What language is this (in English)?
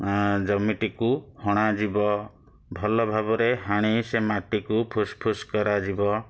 Odia